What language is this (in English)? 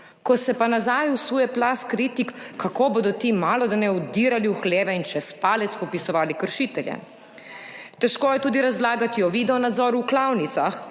Slovenian